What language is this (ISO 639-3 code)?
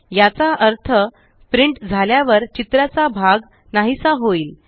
mar